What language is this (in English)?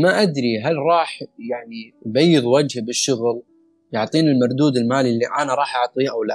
Arabic